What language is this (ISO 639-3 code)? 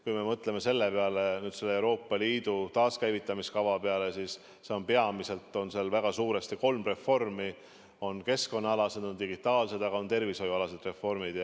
est